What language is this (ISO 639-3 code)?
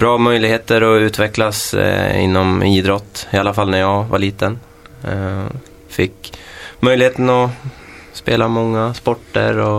swe